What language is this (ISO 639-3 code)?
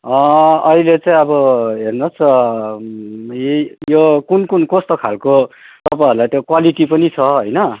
nep